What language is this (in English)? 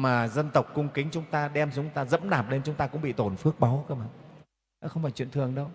Vietnamese